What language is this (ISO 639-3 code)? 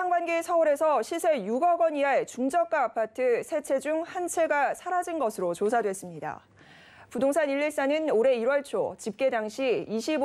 kor